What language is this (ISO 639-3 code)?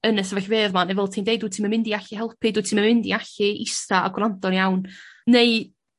cym